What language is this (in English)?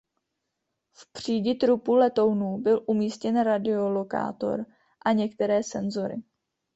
Czech